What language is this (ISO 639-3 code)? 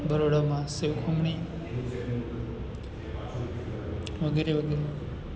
guj